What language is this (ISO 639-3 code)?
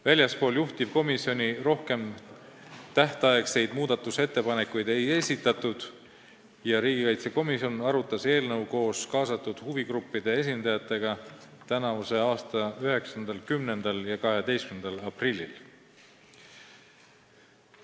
est